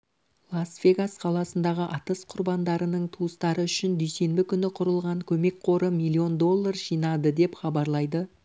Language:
Kazakh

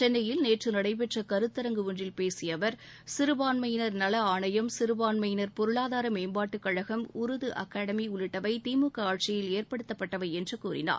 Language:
Tamil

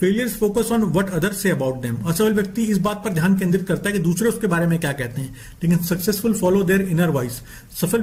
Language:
Hindi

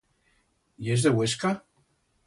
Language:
Aragonese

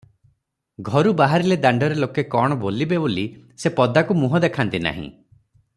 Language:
Odia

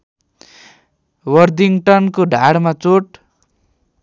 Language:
Nepali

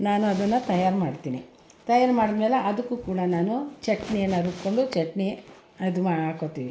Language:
Kannada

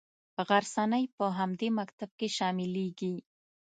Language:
Pashto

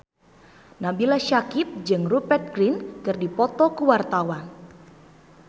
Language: Sundanese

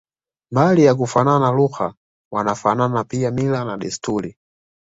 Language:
Swahili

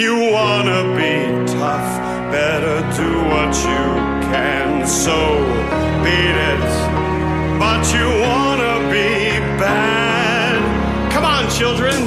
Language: German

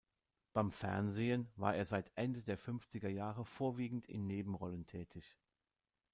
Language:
German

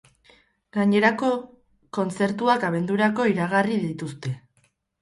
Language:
Basque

